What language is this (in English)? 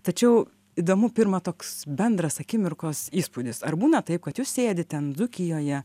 Lithuanian